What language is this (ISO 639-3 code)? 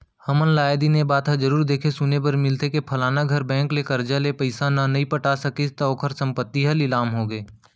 hne